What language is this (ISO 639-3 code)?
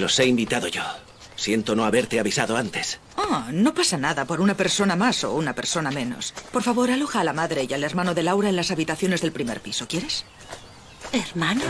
spa